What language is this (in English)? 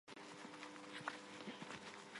Armenian